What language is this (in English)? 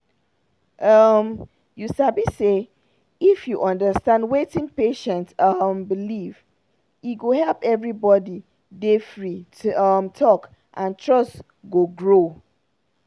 Nigerian Pidgin